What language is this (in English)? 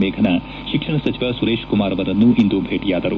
Kannada